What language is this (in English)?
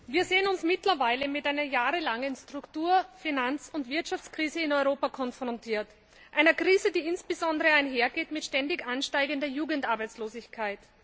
German